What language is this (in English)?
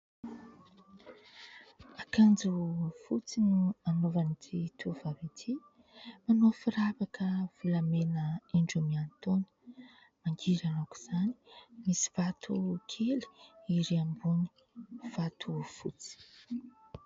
Malagasy